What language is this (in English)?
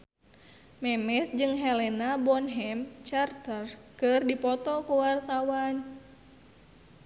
Sundanese